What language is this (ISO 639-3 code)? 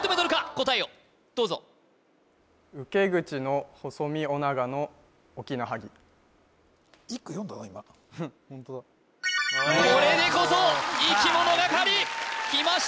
jpn